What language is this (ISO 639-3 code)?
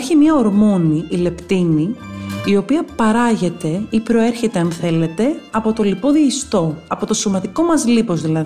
ell